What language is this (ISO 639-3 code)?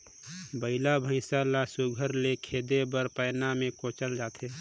hne